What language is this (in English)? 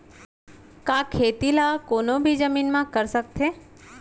Chhattisgarhi